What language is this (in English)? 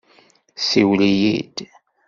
Kabyle